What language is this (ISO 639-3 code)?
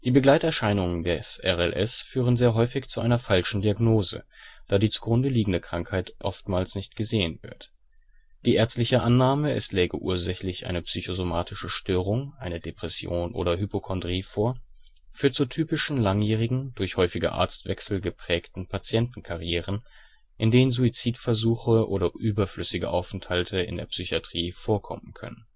deu